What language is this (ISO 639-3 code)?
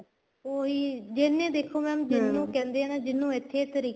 pan